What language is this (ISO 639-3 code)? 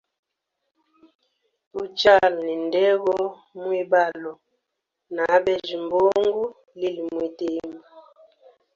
hem